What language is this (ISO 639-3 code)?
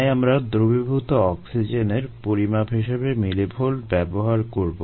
ben